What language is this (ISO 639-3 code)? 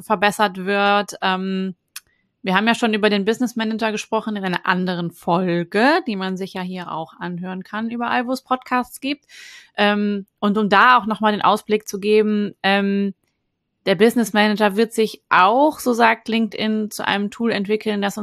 deu